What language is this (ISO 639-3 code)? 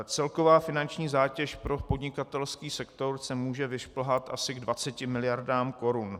ces